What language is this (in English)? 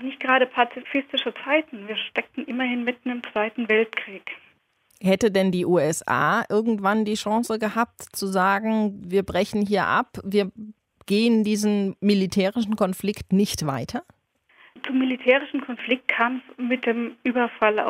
German